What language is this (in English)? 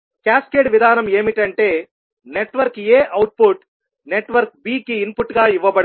Telugu